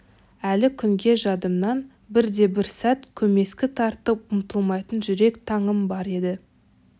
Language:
Kazakh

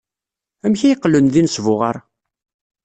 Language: Kabyle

